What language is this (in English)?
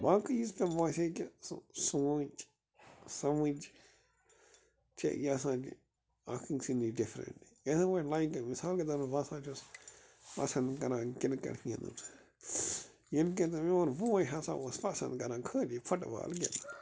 Kashmiri